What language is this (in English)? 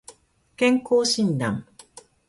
Japanese